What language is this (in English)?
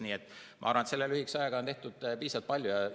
Estonian